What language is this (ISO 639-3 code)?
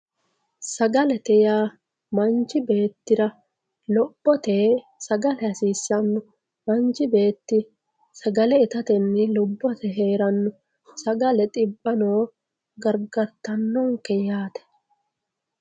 sid